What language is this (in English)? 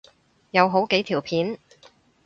Cantonese